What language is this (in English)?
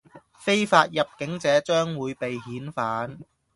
Cantonese